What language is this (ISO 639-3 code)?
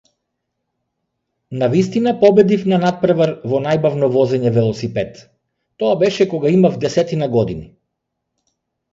mkd